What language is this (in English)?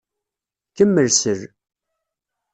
Kabyle